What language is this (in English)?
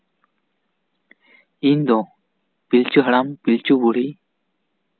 Santali